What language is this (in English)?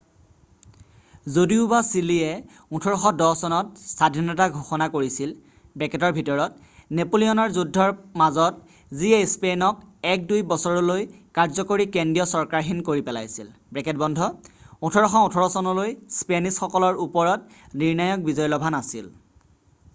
Assamese